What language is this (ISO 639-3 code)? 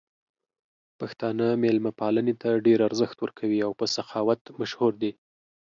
pus